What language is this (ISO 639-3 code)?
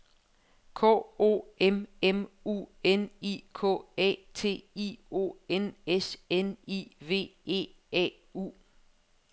dan